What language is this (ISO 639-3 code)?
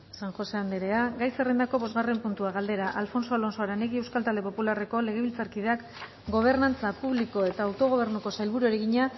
eus